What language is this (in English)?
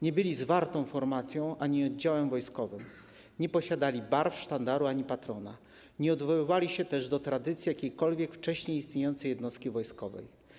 Polish